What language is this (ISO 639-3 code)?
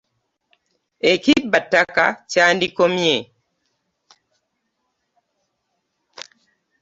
lug